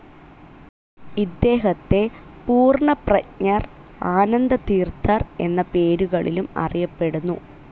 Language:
Malayalam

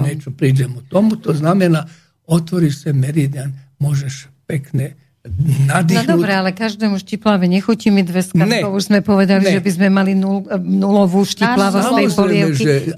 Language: Slovak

